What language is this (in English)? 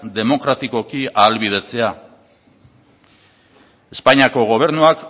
Basque